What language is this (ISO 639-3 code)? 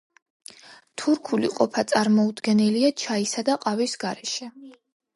kat